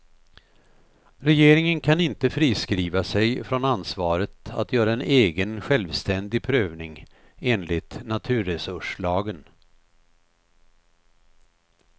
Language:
Swedish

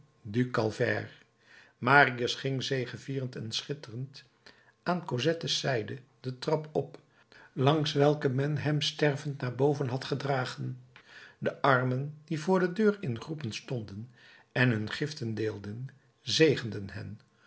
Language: Dutch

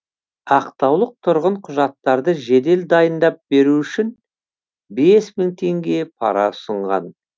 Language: Kazakh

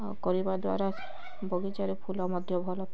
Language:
Odia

